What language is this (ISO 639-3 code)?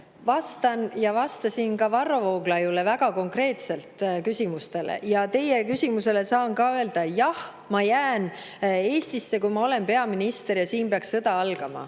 est